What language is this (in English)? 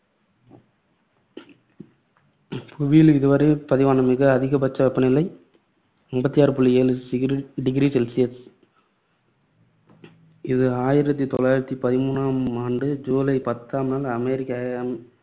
Tamil